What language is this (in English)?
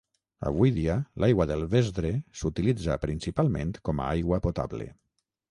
Catalan